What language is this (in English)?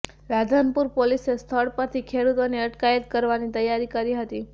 Gujarati